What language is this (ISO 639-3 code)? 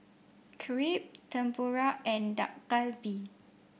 eng